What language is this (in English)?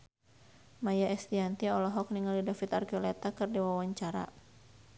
Sundanese